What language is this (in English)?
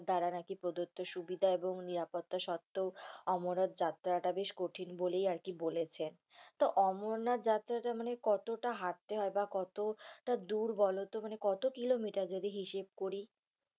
Bangla